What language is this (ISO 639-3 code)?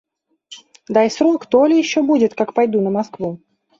rus